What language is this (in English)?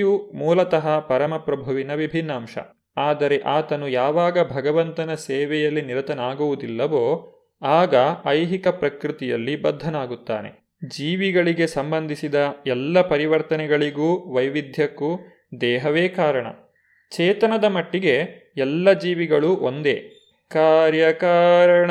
Kannada